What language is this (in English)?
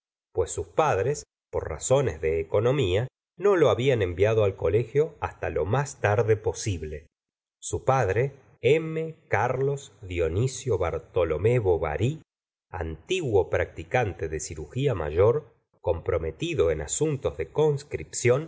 Spanish